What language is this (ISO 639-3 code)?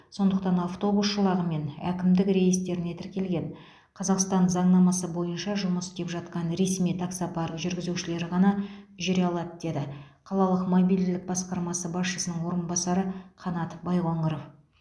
kaz